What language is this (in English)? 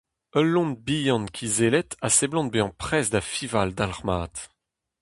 Breton